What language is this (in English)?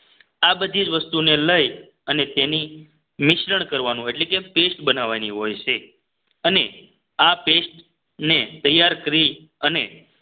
Gujarati